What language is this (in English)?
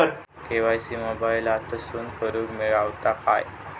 Marathi